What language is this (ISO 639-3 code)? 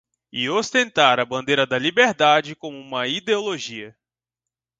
por